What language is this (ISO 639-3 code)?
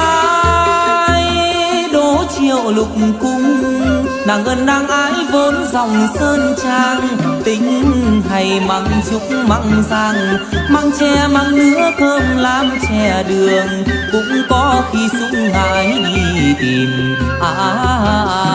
vie